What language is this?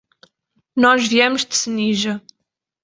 Portuguese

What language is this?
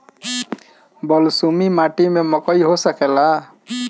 Bhojpuri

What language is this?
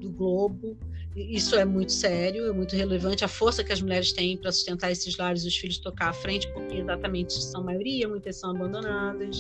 Portuguese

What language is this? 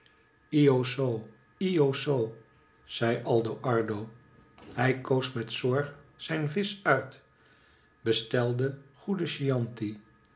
Dutch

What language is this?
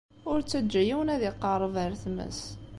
Kabyle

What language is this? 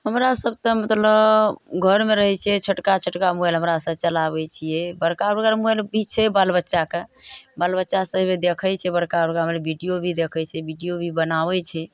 Maithili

